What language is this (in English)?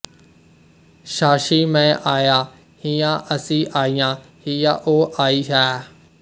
Punjabi